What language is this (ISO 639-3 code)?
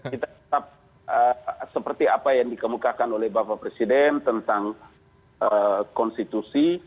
ind